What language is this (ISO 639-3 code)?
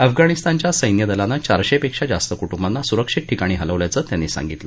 mar